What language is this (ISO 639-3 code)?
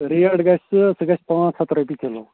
kas